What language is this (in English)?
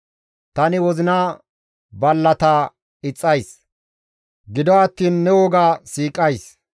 Gamo